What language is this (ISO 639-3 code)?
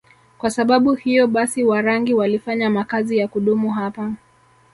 swa